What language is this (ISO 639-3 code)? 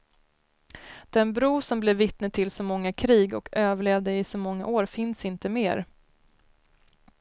swe